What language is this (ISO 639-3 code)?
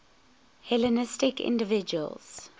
eng